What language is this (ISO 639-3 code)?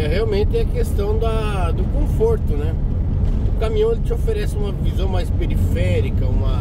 por